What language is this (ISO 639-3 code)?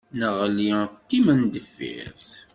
kab